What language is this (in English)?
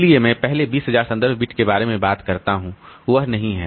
Hindi